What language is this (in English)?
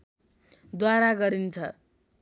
Nepali